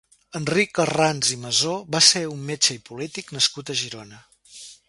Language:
Catalan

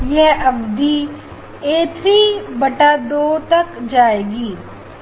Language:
Hindi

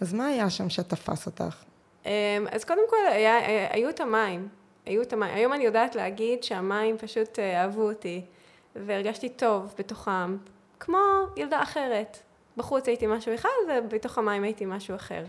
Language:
Hebrew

